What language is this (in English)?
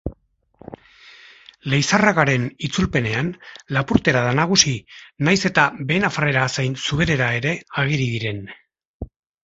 Basque